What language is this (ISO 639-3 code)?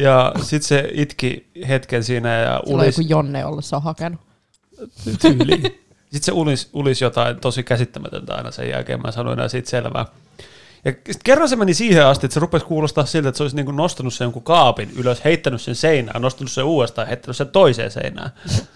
fin